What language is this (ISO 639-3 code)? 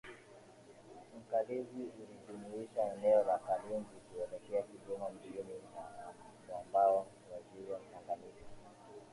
swa